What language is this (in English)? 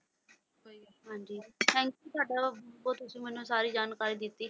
Punjabi